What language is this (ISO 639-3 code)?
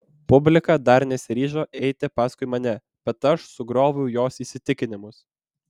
lit